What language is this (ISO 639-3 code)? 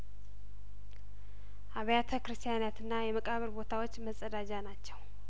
amh